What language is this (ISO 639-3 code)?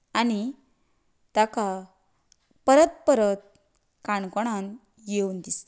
kok